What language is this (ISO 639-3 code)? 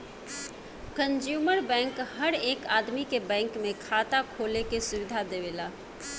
bho